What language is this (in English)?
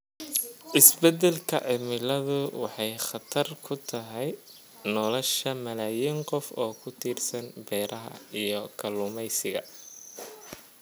Somali